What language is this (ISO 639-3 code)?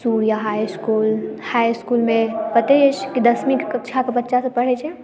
mai